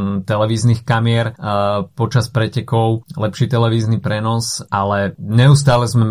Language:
Slovak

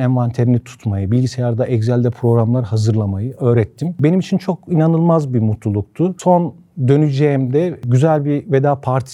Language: Turkish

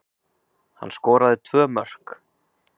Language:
Icelandic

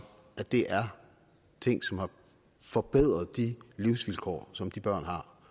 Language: Danish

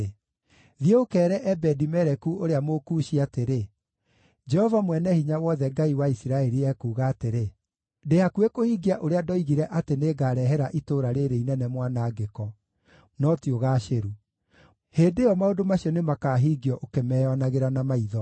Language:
Kikuyu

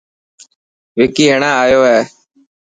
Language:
Dhatki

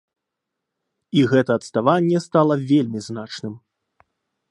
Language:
Belarusian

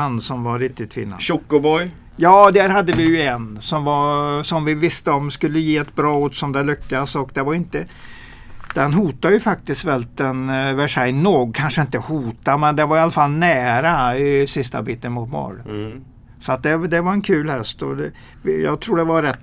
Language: Swedish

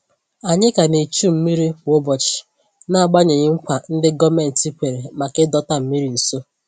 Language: Igbo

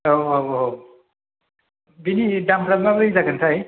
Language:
Bodo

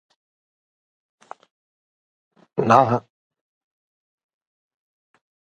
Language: Swedish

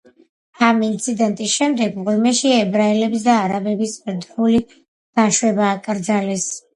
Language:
Georgian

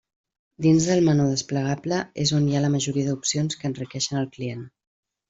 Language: Catalan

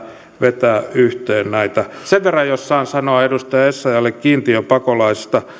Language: Finnish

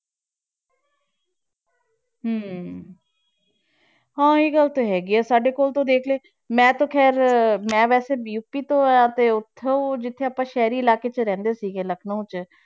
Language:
Punjabi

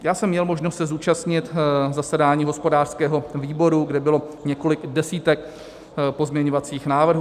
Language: Czech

